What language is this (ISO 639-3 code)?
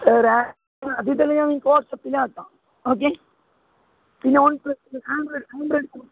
mal